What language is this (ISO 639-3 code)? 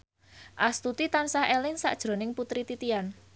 jav